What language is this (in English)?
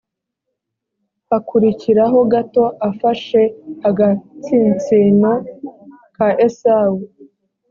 Kinyarwanda